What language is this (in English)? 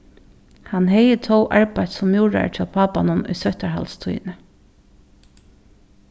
Faroese